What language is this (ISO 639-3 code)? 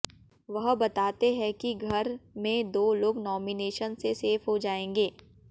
hin